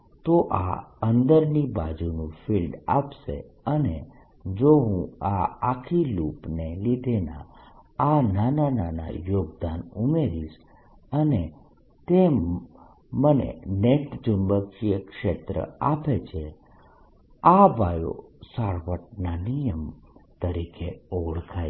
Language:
Gujarati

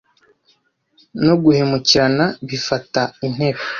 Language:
Kinyarwanda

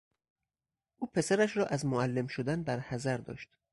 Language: Persian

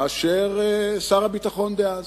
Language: Hebrew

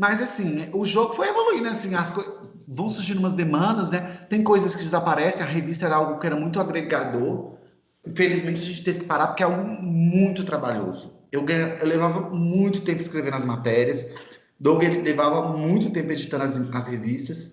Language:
Portuguese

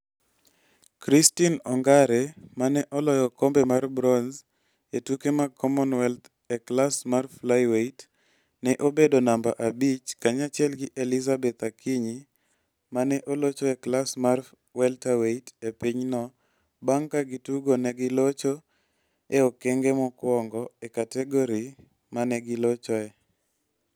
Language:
Luo (Kenya and Tanzania)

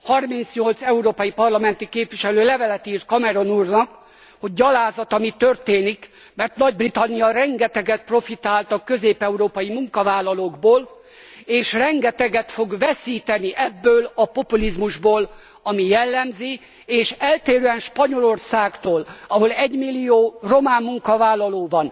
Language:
Hungarian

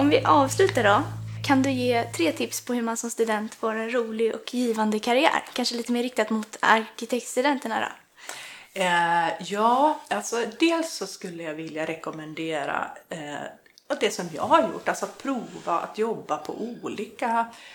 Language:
Swedish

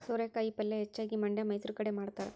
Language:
Kannada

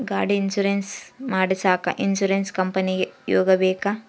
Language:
Kannada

